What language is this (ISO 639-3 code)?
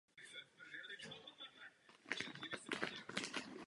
ces